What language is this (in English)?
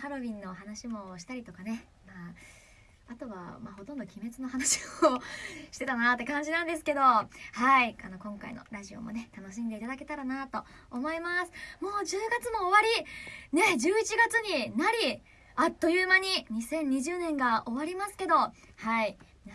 Japanese